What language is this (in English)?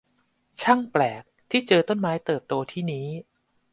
Thai